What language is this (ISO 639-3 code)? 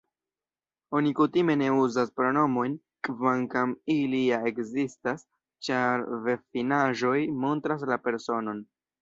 epo